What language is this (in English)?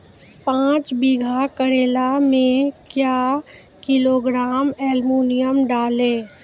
Maithili